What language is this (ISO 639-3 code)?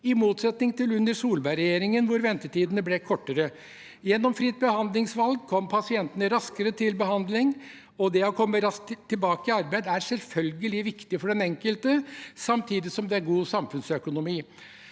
nor